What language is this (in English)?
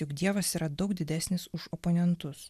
Lithuanian